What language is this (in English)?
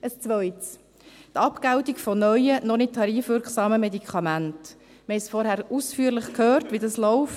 Swiss German